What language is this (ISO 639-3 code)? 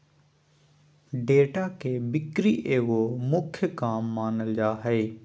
mag